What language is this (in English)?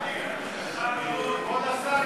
Hebrew